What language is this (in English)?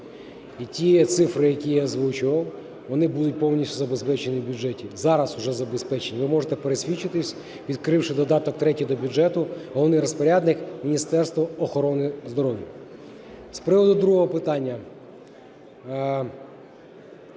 Ukrainian